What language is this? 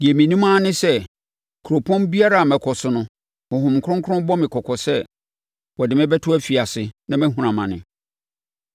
Akan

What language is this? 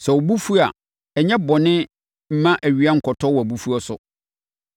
Akan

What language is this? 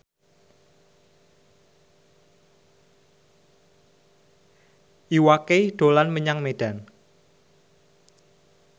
Javanese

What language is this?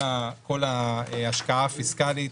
Hebrew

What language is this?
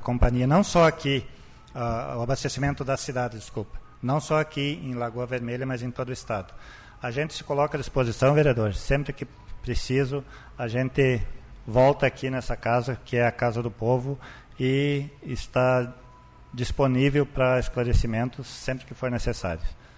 Portuguese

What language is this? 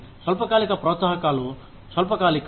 Telugu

